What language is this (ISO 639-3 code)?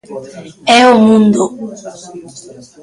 glg